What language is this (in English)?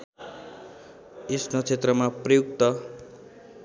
Nepali